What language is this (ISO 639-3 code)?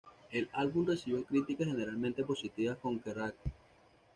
spa